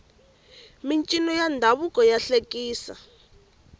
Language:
Tsonga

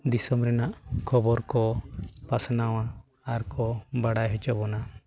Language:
Santali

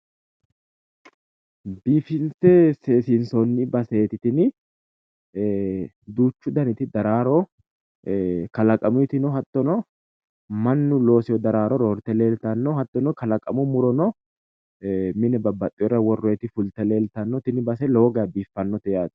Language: Sidamo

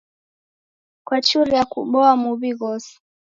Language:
Taita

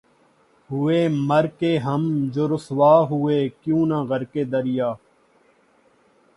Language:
Urdu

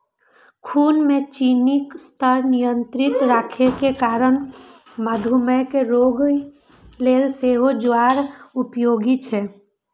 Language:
Maithili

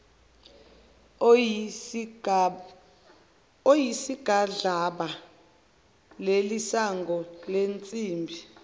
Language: Zulu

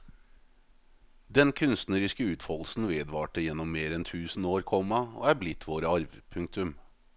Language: Norwegian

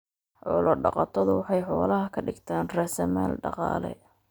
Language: Somali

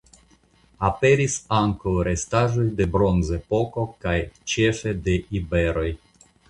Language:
Esperanto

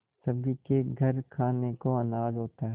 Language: Hindi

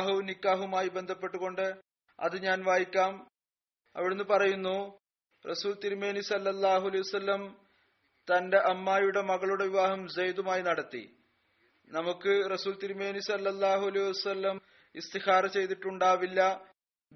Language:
Malayalam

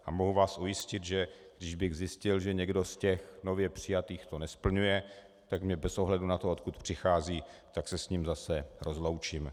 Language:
Czech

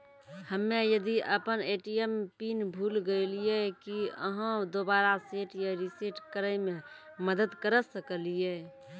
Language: Maithili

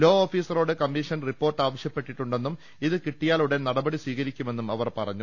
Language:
Malayalam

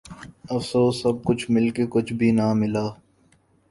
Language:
Urdu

